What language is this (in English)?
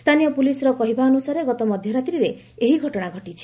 Odia